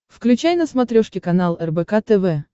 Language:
Russian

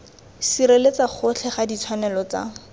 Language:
Tswana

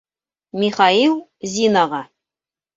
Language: Bashkir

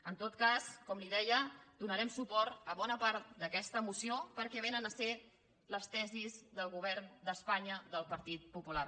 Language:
Catalan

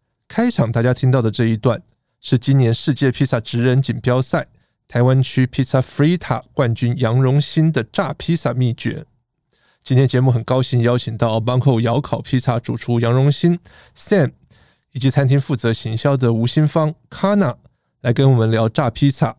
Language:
Chinese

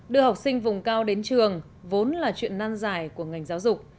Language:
Vietnamese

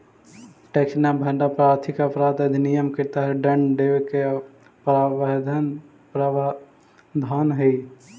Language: Magahi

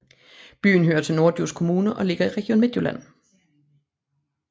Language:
Danish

